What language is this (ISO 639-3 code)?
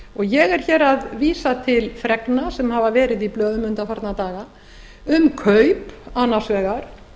isl